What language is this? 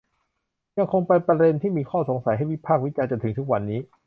Thai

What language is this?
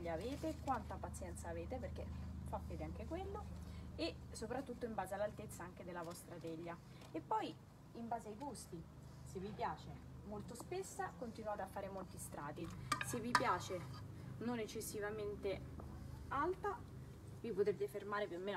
Italian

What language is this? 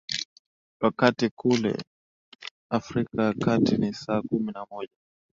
Swahili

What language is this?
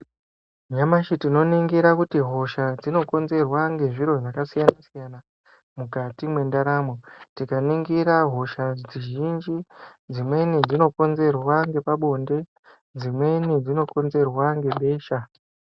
Ndau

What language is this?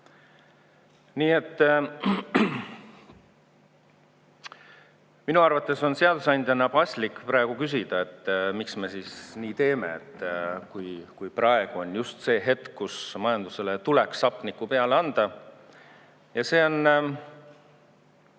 Estonian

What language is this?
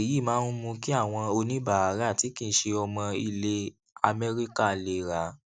Yoruba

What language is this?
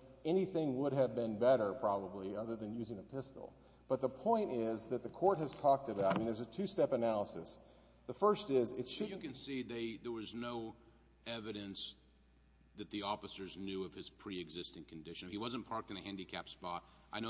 English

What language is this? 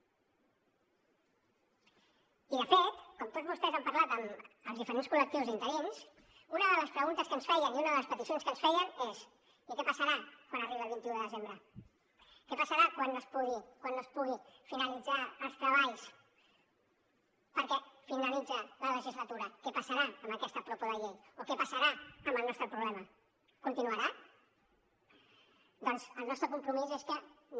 Catalan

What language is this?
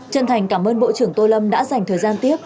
Vietnamese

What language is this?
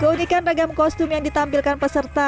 Indonesian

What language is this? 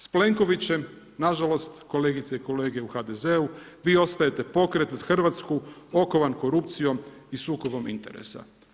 Croatian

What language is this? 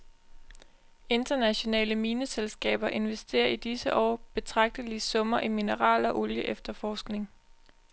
Danish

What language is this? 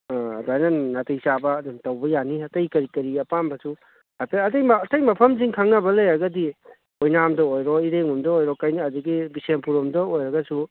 Manipuri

